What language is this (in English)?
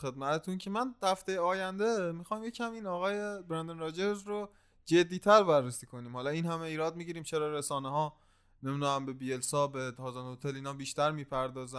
Persian